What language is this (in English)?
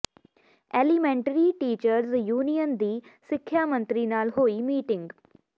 Punjabi